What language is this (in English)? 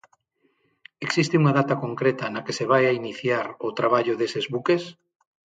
Galician